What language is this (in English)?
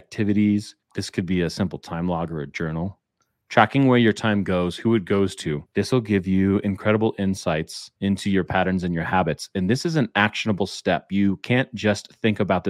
English